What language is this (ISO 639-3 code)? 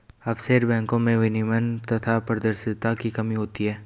hin